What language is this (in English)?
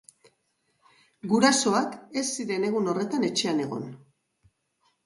Basque